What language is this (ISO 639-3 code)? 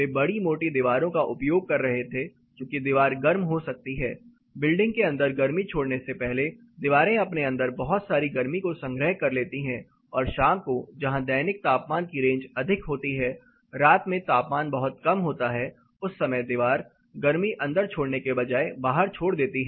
hin